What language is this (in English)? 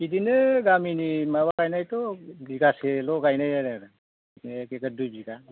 Bodo